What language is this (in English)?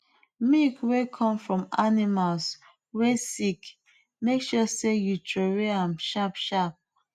Nigerian Pidgin